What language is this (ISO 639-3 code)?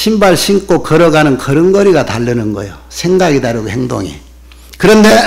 kor